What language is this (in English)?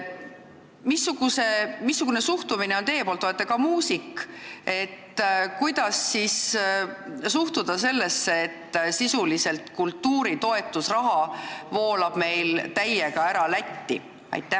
Estonian